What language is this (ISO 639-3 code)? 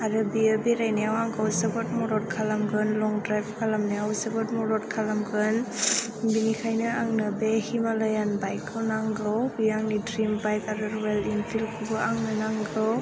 brx